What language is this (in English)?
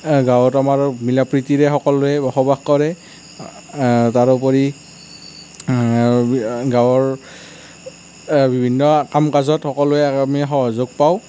Assamese